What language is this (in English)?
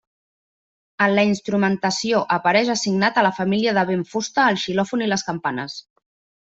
Catalan